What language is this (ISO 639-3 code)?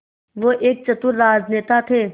hin